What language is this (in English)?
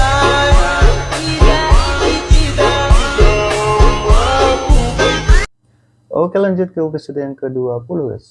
Indonesian